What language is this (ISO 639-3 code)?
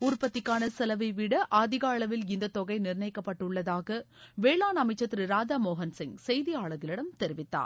tam